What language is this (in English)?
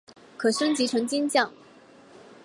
Chinese